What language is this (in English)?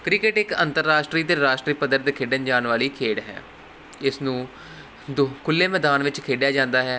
Punjabi